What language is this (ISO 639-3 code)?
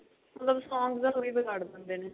pan